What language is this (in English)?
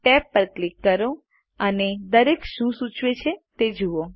Gujarati